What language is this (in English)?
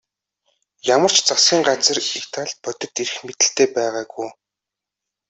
Mongolian